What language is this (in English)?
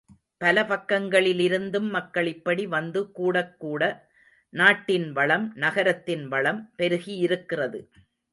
Tamil